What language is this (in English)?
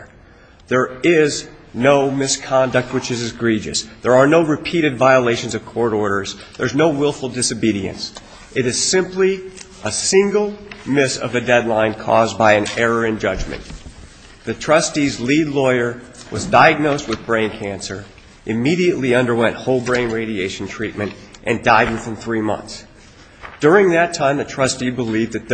English